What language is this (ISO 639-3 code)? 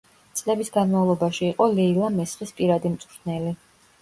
kat